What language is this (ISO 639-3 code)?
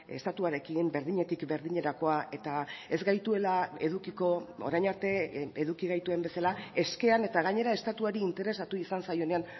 eus